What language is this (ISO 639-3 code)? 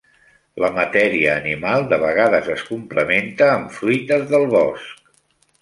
cat